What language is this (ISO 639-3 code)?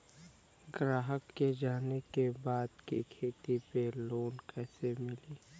bho